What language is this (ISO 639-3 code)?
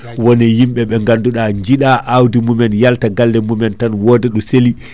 ful